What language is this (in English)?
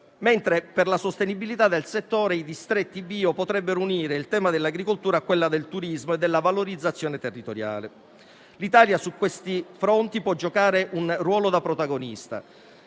Italian